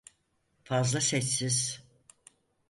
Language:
Turkish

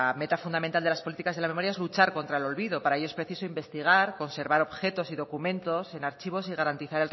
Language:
Spanish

